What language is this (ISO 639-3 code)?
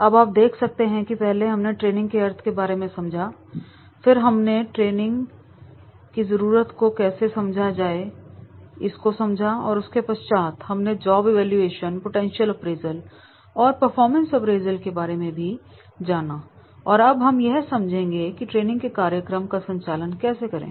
hin